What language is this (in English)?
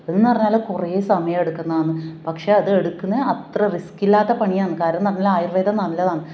Malayalam